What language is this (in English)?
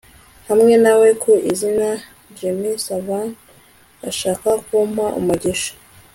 Kinyarwanda